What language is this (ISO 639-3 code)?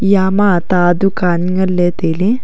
nnp